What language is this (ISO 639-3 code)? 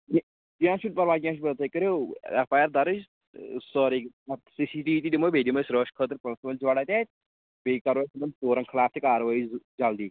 kas